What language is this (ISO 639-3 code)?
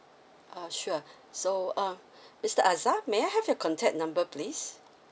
eng